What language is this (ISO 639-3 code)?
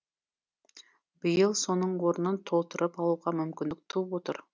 kaz